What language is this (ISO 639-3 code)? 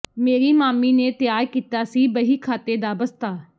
pan